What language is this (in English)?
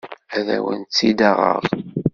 Kabyle